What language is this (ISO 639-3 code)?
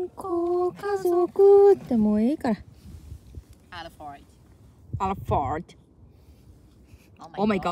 jpn